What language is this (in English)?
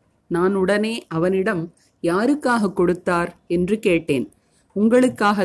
Tamil